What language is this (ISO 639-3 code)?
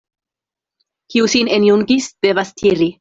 epo